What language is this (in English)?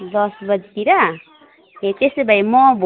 Nepali